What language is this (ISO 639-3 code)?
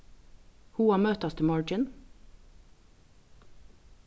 fao